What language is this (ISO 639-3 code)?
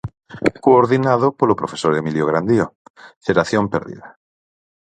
glg